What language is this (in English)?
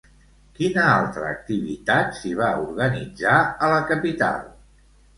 Catalan